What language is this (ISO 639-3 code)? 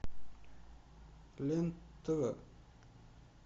rus